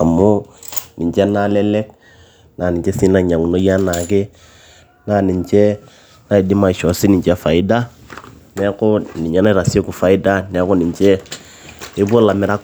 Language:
Masai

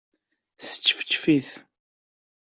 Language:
Kabyle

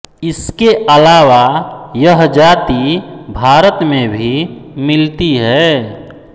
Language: Hindi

